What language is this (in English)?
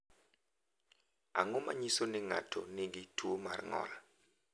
Luo (Kenya and Tanzania)